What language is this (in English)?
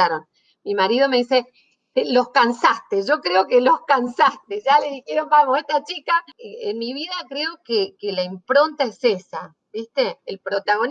Spanish